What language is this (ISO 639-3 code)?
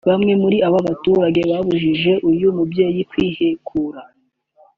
kin